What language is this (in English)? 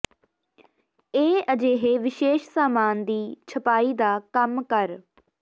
Punjabi